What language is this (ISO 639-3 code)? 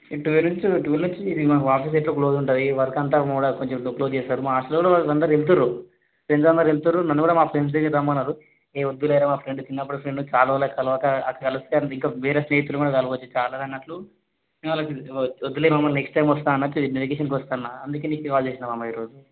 tel